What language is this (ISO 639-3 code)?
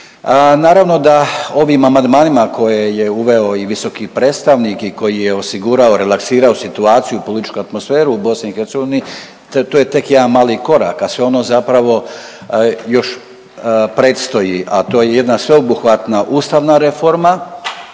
hrv